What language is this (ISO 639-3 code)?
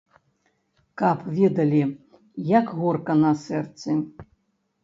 bel